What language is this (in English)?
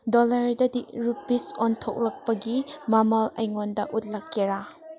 Manipuri